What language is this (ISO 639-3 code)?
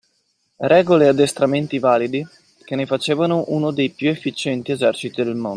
ita